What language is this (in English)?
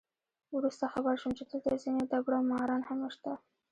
Pashto